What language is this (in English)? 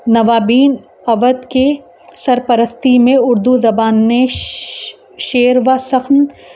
Urdu